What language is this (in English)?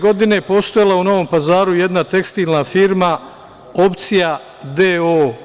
Serbian